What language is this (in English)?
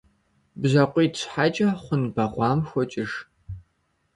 Kabardian